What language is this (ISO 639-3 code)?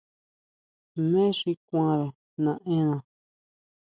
mau